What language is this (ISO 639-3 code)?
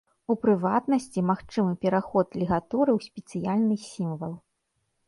bel